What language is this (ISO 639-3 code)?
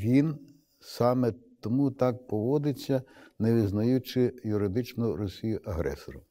ukr